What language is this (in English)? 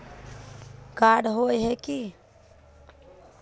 Magahi